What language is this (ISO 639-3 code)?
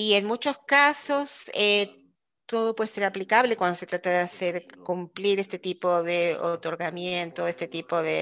spa